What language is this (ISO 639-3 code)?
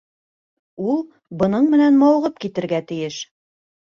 bak